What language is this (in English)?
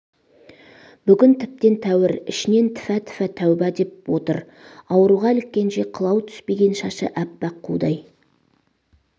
Kazakh